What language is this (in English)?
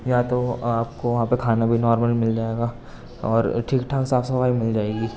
Urdu